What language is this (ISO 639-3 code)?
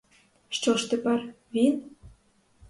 ukr